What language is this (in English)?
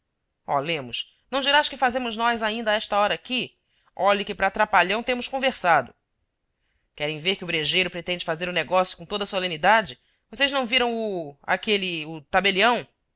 Portuguese